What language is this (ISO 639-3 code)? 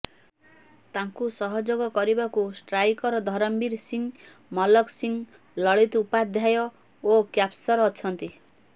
ori